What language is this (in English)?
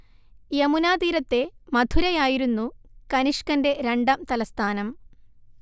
Malayalam